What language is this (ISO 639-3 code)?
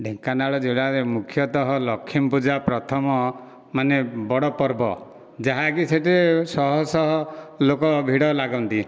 ori